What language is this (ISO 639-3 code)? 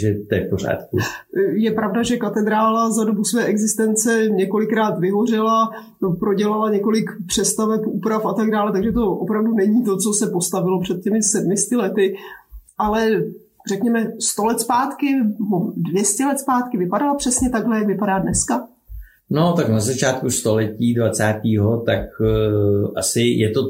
ces